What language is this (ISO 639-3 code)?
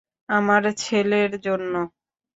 ben